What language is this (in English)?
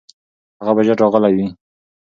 Pashto